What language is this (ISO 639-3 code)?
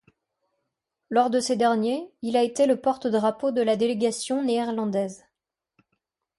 fra